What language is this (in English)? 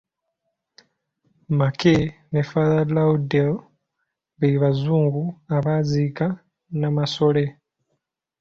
Ganda